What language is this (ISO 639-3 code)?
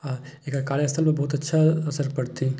mai